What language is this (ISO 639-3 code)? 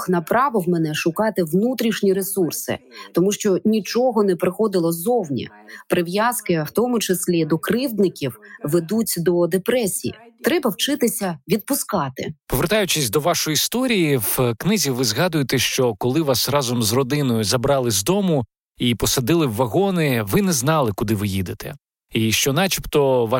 ukr